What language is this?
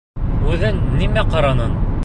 Bashkir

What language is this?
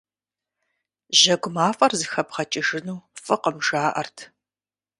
Kabardian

